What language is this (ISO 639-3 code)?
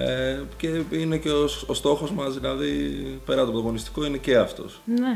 ell